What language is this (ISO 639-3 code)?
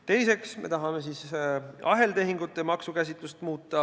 est